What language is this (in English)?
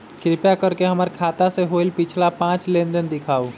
Magahi